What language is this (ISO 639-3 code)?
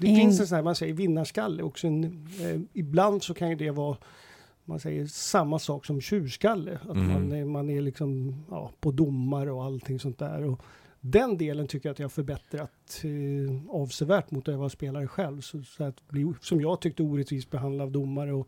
swe